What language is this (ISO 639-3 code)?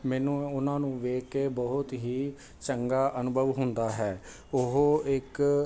pan